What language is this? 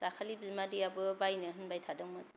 Bodo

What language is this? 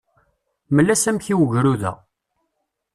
Kabyle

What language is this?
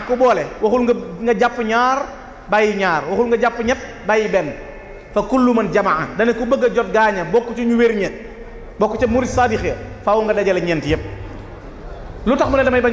Indonesian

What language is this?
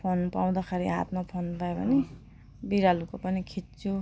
Nepali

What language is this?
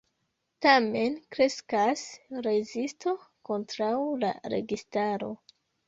Esperanto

